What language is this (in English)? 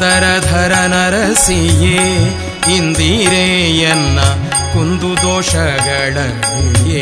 Kannada